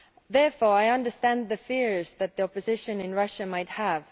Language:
English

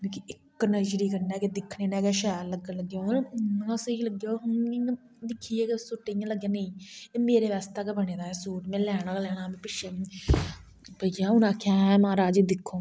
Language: Dogri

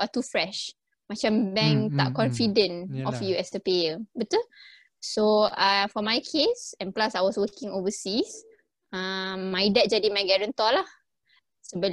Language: Malay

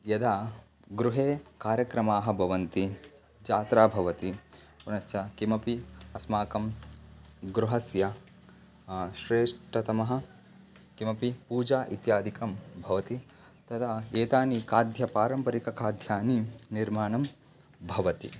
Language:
Sanskrit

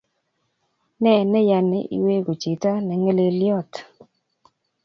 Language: Kalenjin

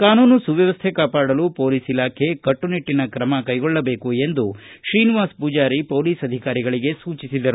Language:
Kannada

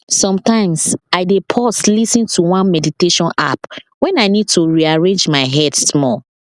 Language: Nigerian Pidgin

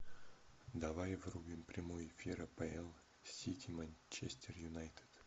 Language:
Russian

